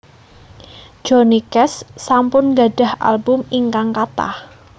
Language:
Javanese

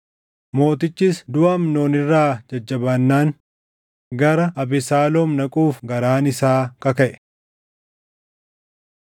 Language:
Oromo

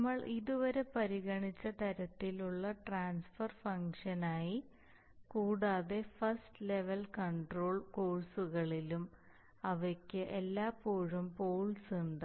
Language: Malayalam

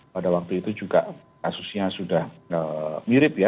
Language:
Indonesian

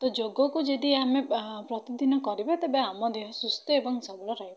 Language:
Odia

